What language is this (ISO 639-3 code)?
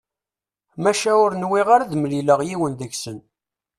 kab